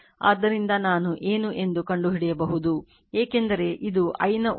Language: Kannada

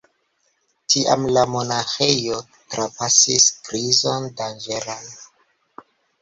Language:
Esperanto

